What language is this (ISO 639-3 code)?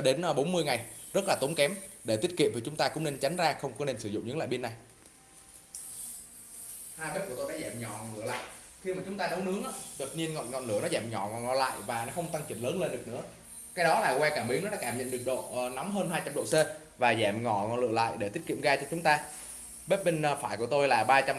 vie